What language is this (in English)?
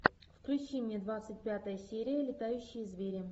Russian